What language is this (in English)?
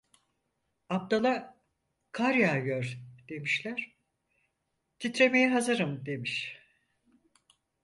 Turkish